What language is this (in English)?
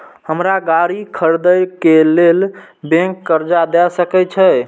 Maithili